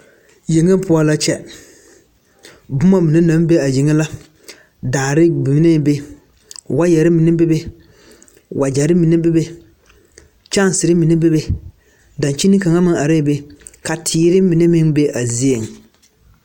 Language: Southern Dagaare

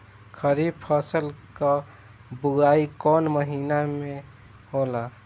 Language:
Bhojpuri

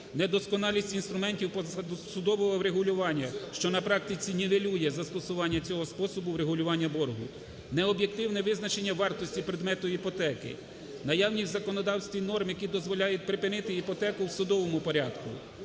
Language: Ukrainian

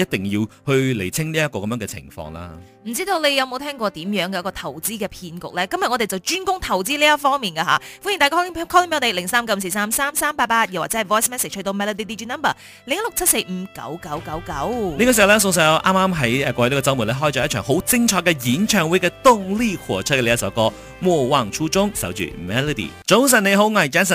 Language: Chinese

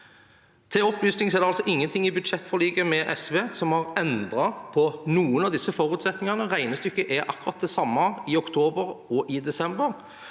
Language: Norwegian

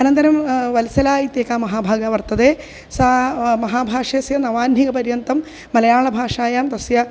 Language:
Sanskrit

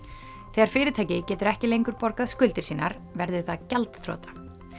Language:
Icelandic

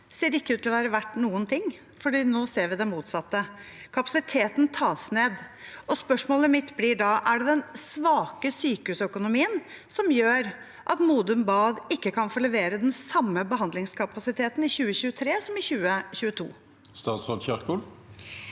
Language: Norwegian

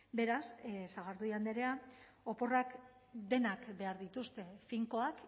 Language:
Basque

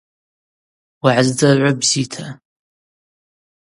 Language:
Abaza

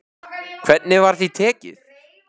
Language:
Icelandic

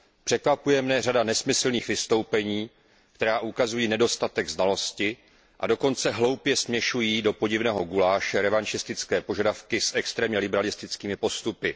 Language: Czech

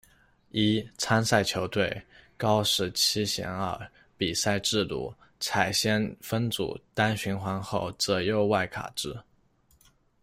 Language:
Chinese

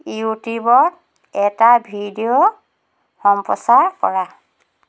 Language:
Assamese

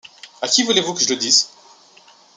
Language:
French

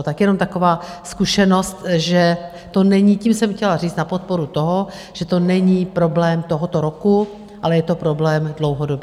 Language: Czech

